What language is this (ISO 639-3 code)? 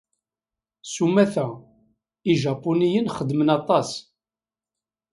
kab